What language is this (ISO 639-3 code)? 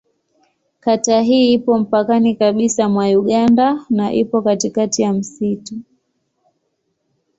swa